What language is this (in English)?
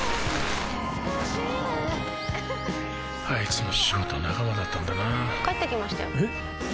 Japanese